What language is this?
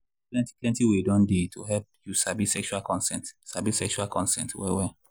Nigerian Pidgin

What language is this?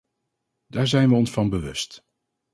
Dutch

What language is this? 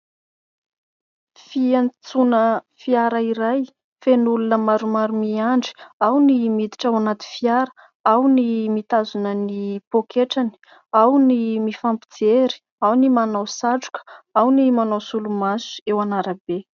Malagasy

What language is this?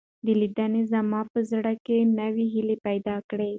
Pashto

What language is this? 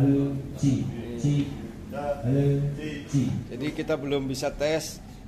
Indonesian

